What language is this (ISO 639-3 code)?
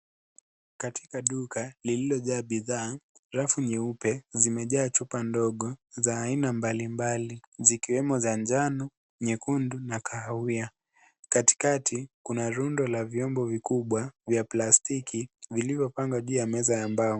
swa